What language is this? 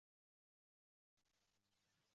Uzbek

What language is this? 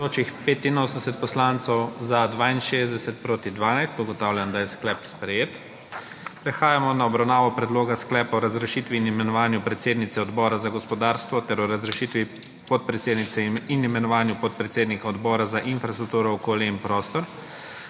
Slovenian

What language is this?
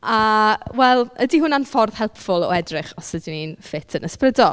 Welsh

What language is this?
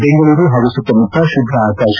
Kannada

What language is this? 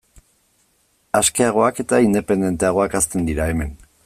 Basque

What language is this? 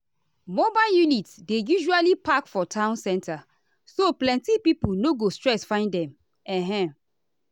Nigerian Pidgin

